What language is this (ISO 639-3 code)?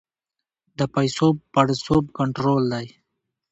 pus